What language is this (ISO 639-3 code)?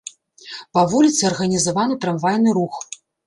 bel